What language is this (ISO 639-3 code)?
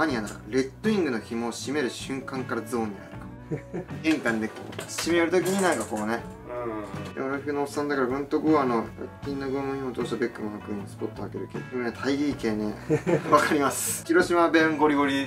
jpn